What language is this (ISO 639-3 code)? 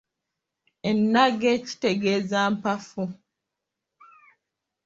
lug